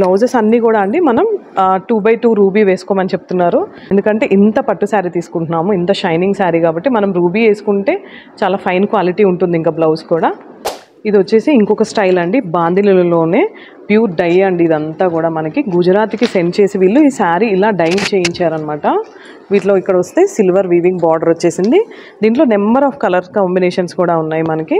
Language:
Hindi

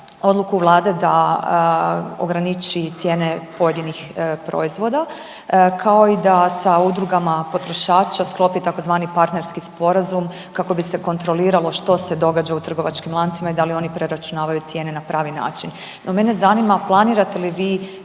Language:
Croatian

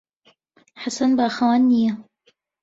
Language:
Central Kurdish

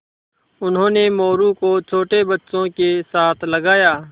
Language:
Hindi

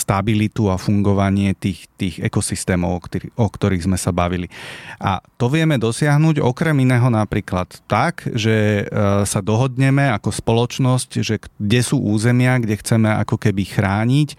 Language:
Slovak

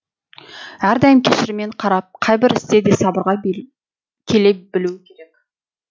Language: Kazakh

